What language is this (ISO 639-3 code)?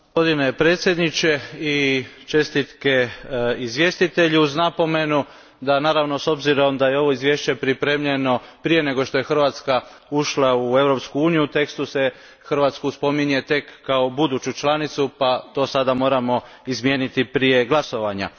hrv